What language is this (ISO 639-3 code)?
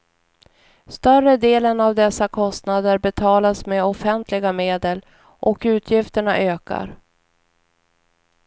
swe